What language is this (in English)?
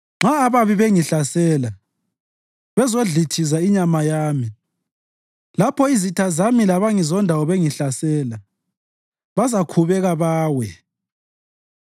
North Ndebele